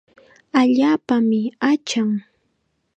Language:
Chiquián Ancash Quechua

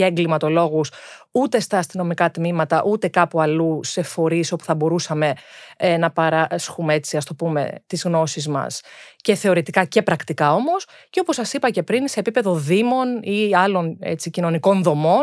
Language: Greek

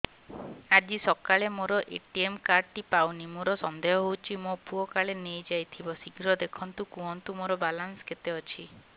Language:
Odia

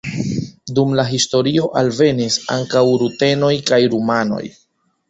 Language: Esperanto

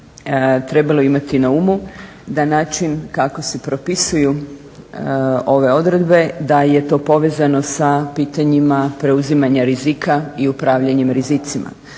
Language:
Croatian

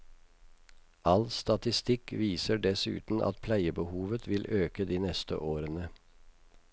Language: Norwegian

